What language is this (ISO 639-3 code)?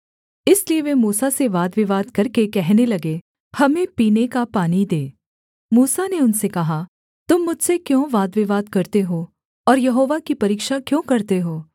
hin